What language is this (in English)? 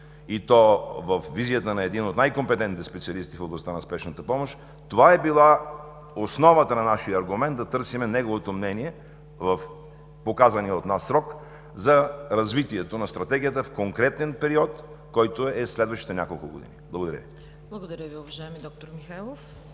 Bulgarian